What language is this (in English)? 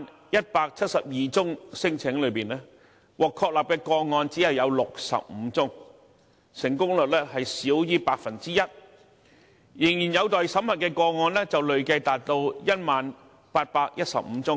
Cantonese